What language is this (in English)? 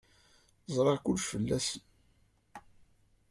Kabyle